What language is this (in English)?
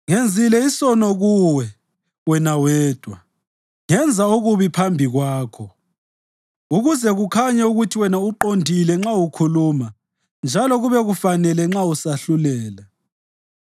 North Ndebele